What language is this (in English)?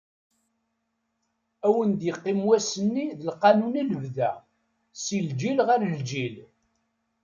Kabyle